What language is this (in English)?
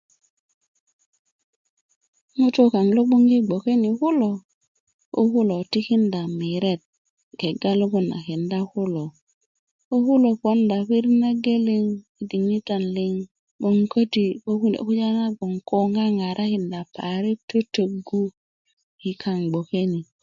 Kuku